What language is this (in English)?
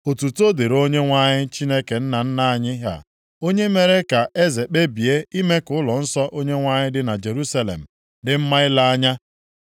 Igbo